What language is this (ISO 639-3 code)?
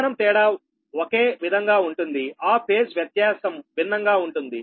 tel